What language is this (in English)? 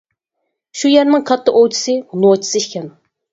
Uyghur